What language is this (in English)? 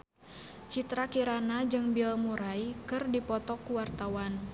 Sundanese